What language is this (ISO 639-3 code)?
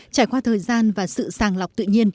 vie